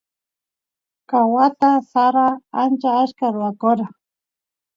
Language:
Santiago del Estero Quichua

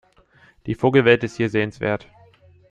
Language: German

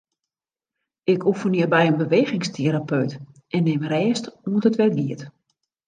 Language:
Western Frisian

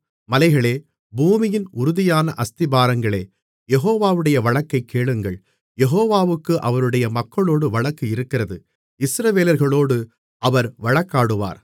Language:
Tamil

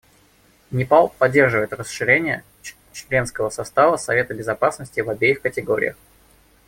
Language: Russian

